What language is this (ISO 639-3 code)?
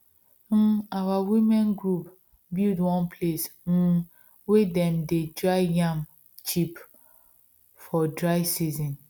pcm